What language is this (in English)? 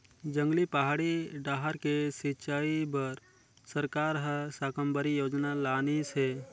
Chhattisgarhi